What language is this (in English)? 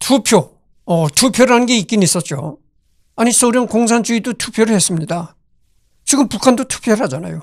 Korean